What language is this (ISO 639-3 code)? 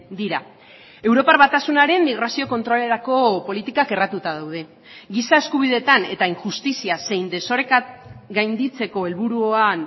eus